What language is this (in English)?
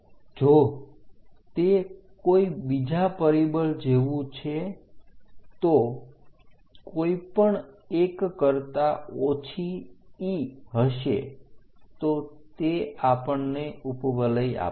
Gujarati